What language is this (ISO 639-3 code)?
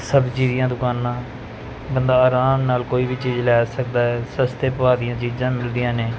pan